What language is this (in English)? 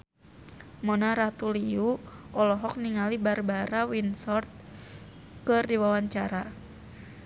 Sundanese